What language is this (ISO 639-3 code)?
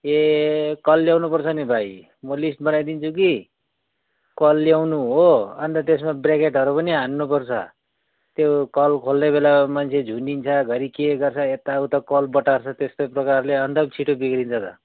nep